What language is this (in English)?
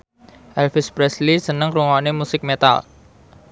Javanese